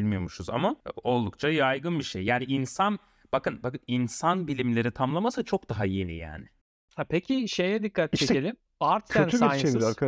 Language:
Turkish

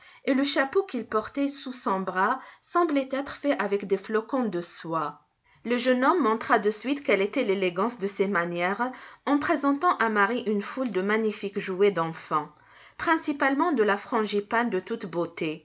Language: French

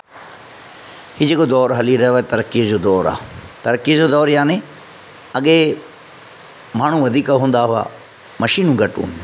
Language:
Sindhi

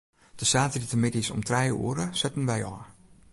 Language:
Western Frisian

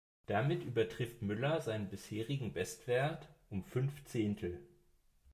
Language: German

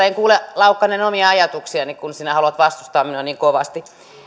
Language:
Finnish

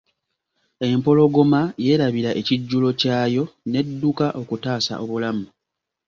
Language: Ganda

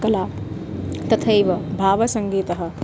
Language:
Sanskrit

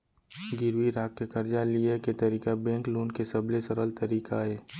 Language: Chhattisgarhi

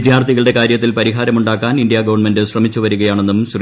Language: Malayalam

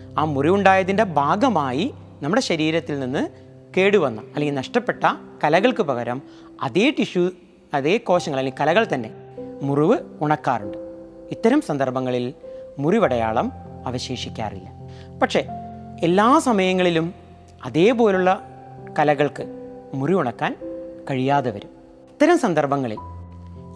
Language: Malayalam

